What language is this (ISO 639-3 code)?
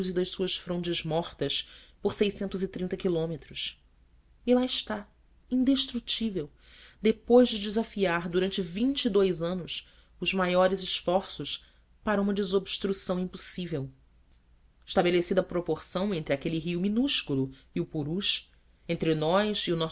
por